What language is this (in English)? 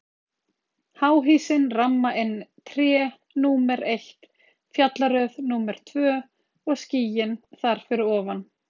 Icelandic